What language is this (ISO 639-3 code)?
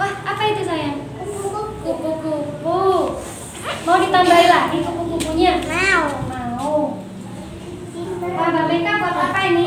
ind